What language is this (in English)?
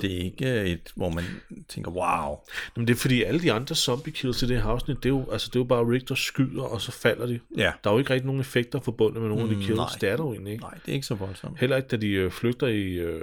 Danish